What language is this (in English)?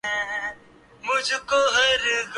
Urdu